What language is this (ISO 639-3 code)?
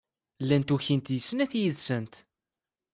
kab